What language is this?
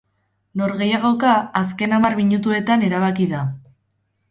Basque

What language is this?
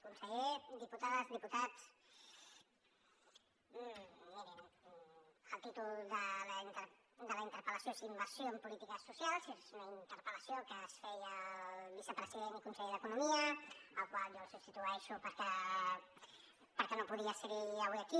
Catalan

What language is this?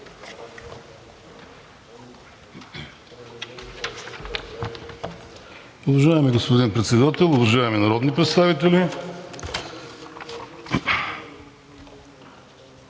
Bulgarian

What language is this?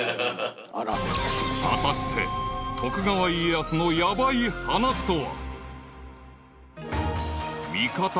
Japanese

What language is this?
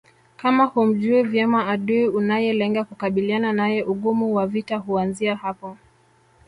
Swahili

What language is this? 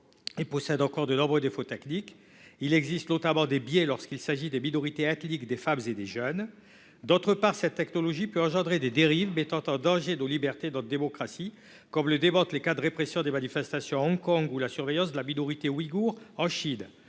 French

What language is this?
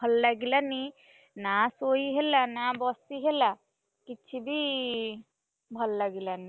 Odia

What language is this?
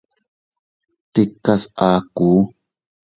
Teutila Cuicatec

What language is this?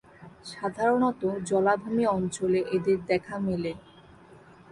Bangla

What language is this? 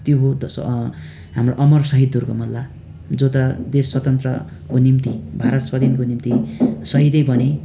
Nepali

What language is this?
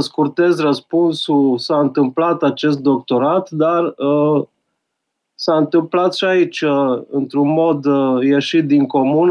Romanian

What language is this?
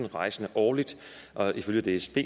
Danish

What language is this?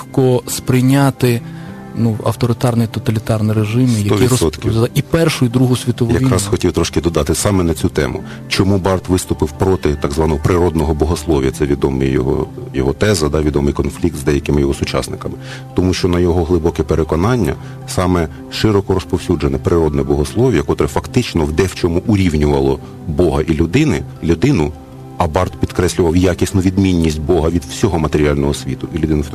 Ukrainian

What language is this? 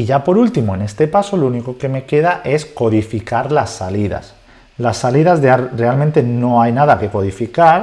Spanish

